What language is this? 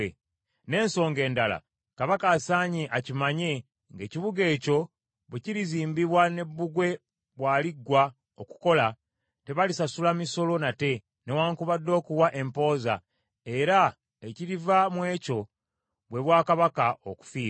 Ganda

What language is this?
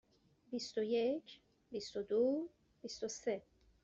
Persian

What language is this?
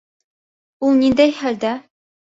Bashkir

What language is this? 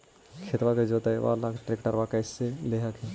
Magahi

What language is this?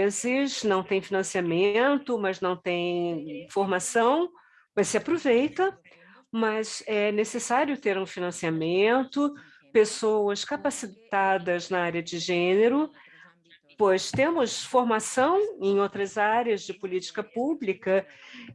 Portuguese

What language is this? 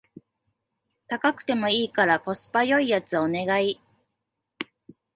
Japanese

